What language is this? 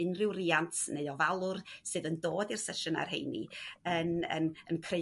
Welsh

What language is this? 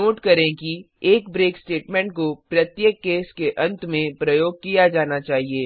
Hindi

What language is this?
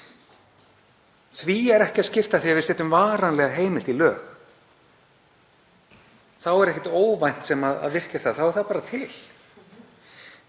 Icelandic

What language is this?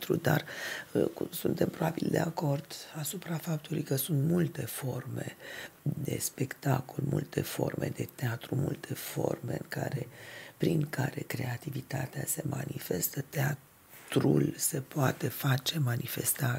Romanian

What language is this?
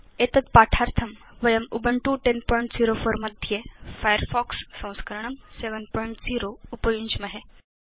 Sanskrit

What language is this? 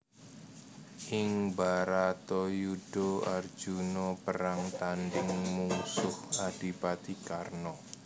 Javanese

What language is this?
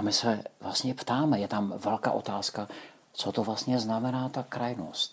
Czech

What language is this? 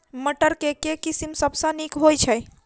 Maithili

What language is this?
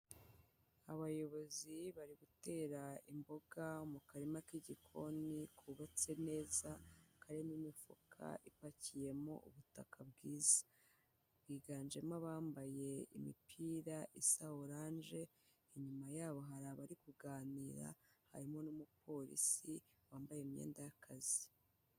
Kinyarwanda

